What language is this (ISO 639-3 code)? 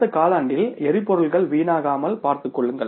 tam